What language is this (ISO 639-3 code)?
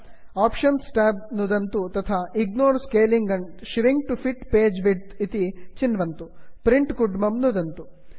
san